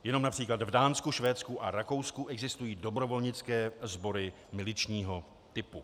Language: Czech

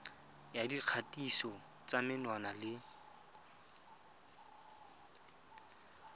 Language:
Tswana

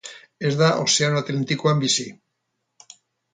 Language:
Basque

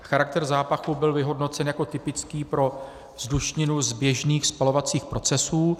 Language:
Czech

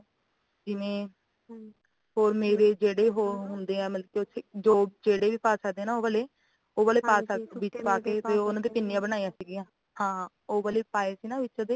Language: Punjabi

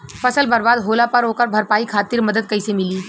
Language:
Bhojpuri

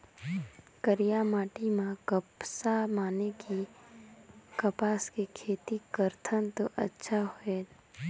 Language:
Chhattisgarhi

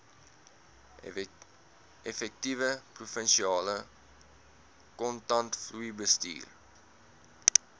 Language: Afrikaans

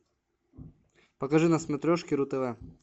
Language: Russian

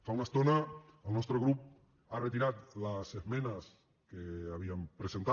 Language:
Catalan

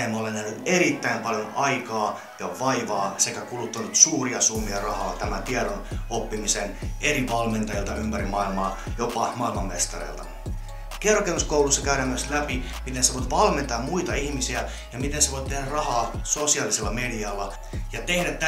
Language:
Finnish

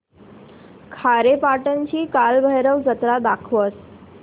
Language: Marathi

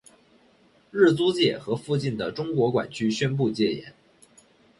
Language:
Chinese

